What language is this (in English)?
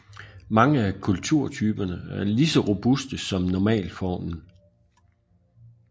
Danish